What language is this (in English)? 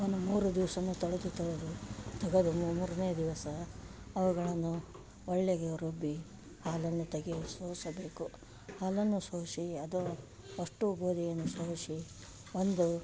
Kannada